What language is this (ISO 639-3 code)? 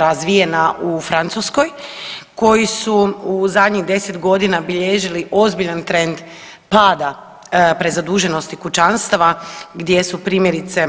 hrv